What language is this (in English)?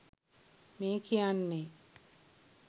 Sinhala